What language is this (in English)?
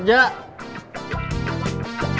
Indonesian